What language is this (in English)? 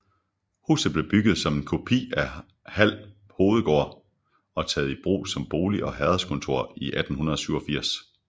Danish